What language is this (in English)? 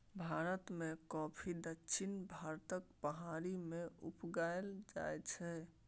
Maithili